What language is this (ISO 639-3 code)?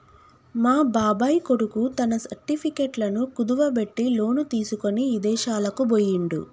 tel